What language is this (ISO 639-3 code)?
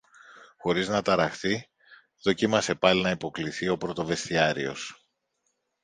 ell